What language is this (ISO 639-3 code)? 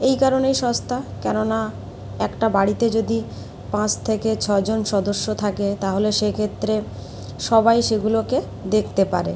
ben